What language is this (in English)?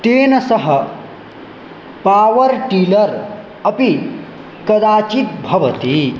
Sanskrit